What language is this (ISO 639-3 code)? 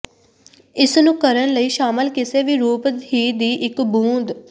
pan